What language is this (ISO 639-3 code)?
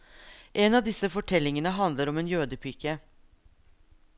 nor